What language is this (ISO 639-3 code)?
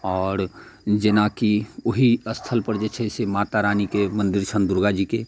mai